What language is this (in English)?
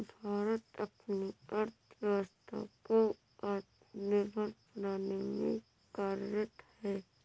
Hindi